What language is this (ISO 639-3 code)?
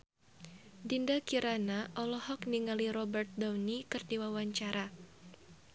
sun